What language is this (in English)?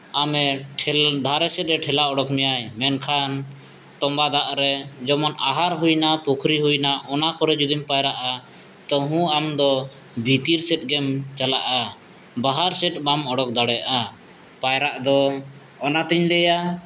Santali